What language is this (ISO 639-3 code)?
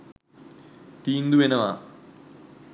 sin